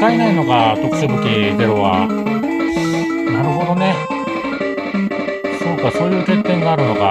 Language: Japanese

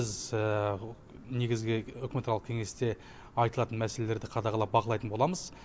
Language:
Kazakh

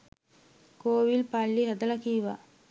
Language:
Sinhala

